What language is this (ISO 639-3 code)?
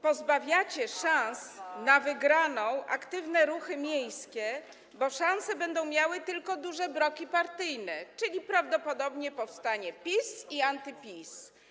pol